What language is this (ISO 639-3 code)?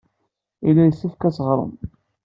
kab